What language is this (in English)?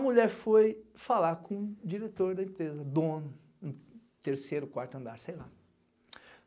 Portuguese